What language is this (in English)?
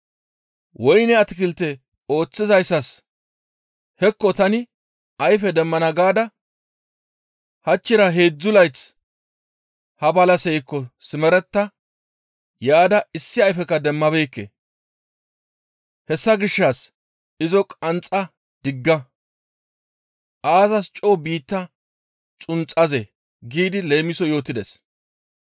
Gamo